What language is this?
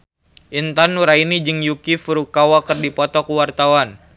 Sundanese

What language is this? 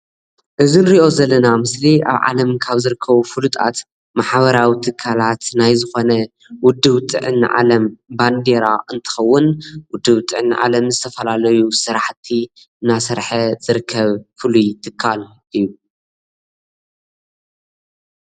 Tigrinya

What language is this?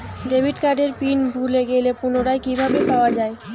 Bangla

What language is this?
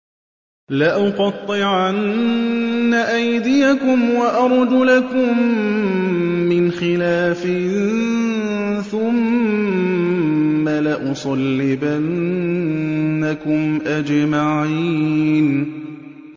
Arabic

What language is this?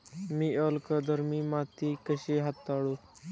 Marathi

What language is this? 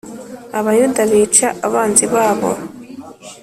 Kinyarwanda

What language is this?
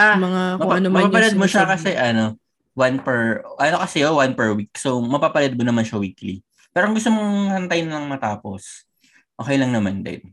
Filipino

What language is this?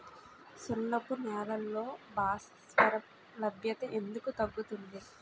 Telugu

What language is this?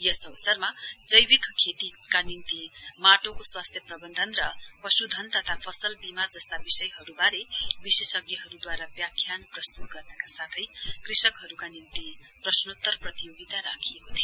Nepali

